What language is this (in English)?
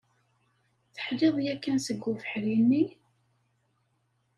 Kabyle